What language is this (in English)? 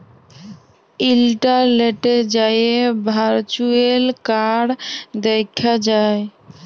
Bangla